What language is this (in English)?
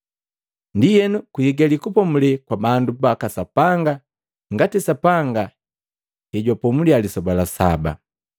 Matengo